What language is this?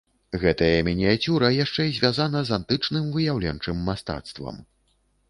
Belarusian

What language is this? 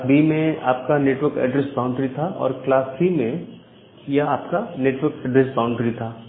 Hindi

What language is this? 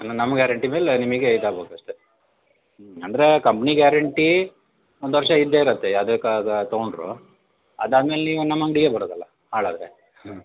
Kannada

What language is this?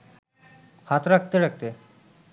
Bangla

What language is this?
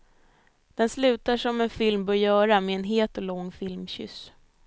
Swedish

